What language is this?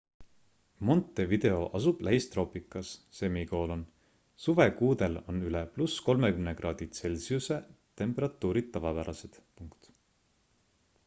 Estonian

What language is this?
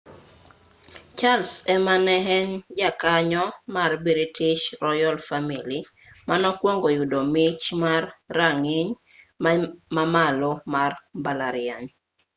Luo (Kenya and Tanzania)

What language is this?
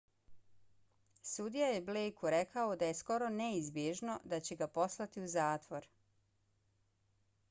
Bosnian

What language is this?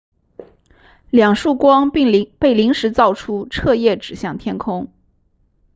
Chinese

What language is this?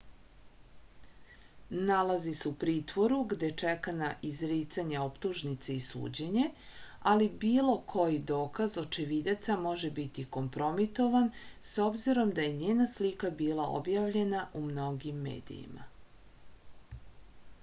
Serbian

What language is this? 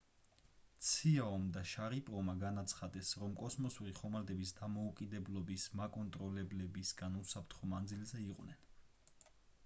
Georgian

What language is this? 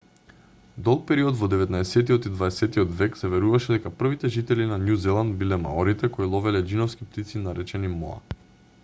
Macedonian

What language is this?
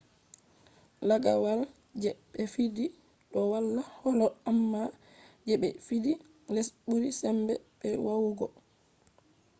Fula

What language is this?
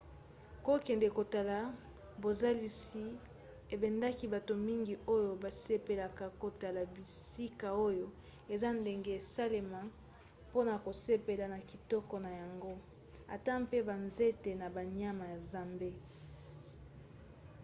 Lingala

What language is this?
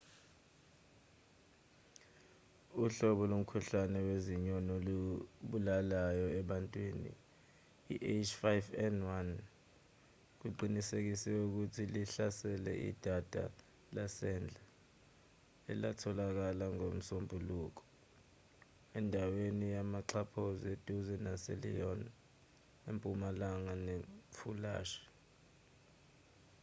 Zulu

